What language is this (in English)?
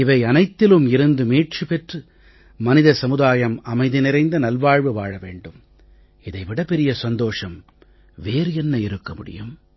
Tamil